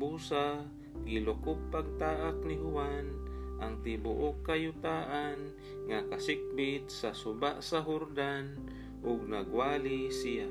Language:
Filipino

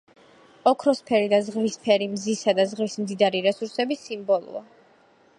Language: Georgian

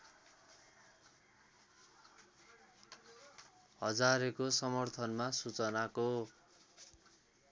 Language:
Nepali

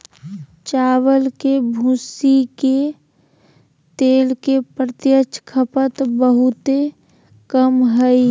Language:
Magahi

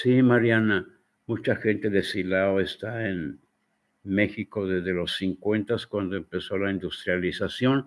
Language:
Spanish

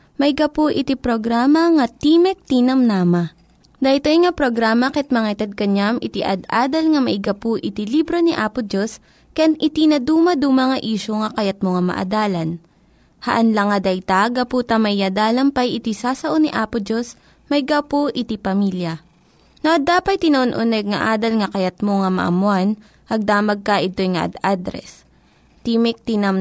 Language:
Filipino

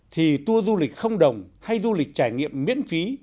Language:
Vietnamese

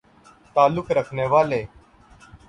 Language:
Urdu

